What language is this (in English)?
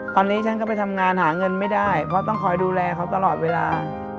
Thai